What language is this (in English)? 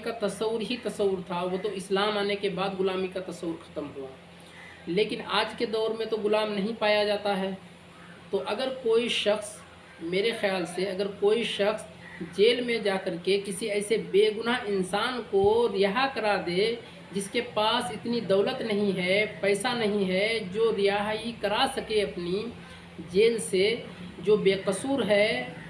Urdu